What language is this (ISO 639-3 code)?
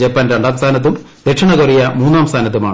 mal